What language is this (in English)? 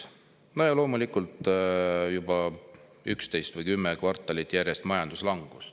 Estonian